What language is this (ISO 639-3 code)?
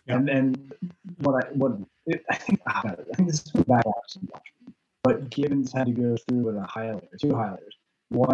eng